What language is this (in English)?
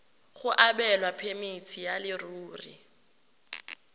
Tswana